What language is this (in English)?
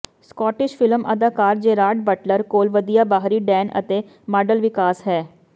Punjabi